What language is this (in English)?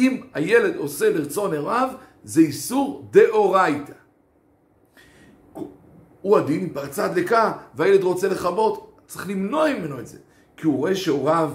Hebrew